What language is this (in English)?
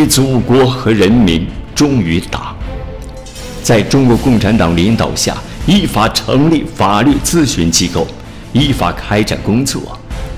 Chinese